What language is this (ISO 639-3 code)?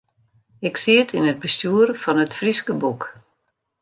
fry